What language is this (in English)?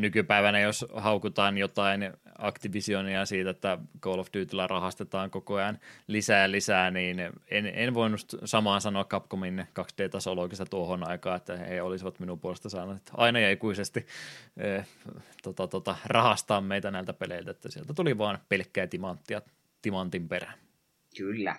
Finnish